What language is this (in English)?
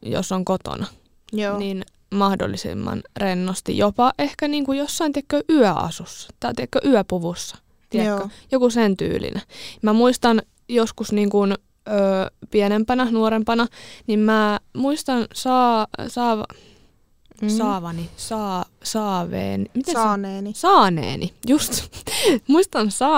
Finnish